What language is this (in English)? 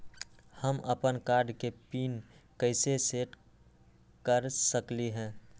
Magahi